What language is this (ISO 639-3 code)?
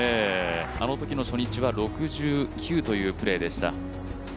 jpn